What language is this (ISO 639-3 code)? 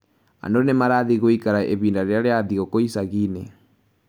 kik